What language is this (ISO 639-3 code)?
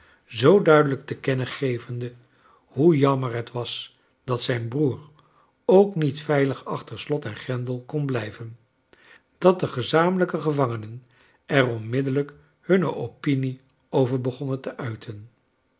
nld